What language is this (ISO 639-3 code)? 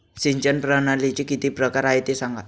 mar